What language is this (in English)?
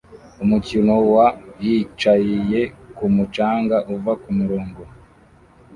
Kinyarwanda